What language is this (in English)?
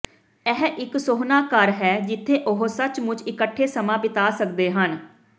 Punjabi